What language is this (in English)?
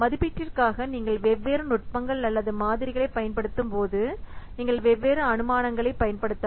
Tamil